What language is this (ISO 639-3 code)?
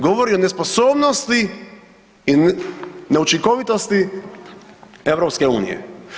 hrv